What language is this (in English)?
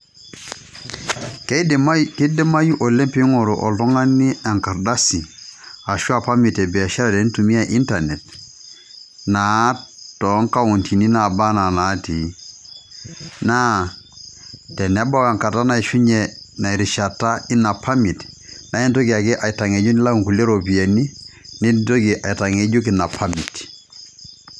Masai